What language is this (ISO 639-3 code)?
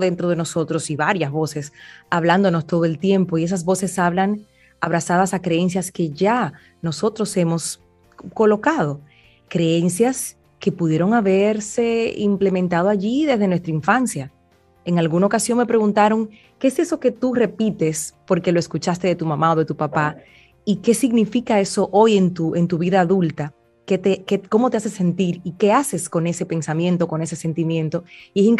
spa